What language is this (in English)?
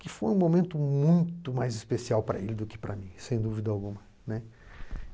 Portuguese